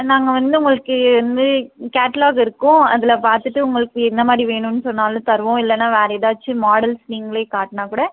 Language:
Tamil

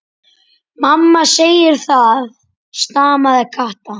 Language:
Icelandic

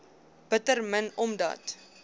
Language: Afrikaans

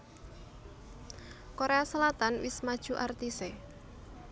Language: Javanese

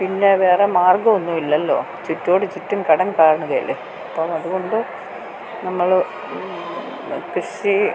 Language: Malayalam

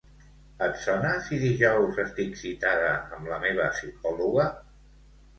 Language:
Catalan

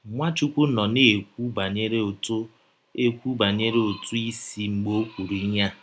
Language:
Igbo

